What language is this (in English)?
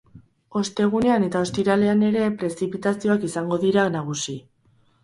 Basque